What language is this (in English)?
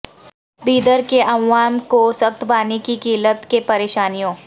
Urdu